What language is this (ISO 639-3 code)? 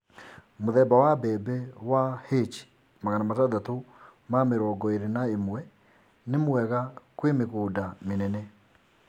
kik